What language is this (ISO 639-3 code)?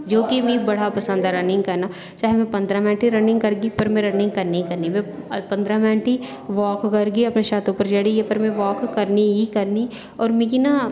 doi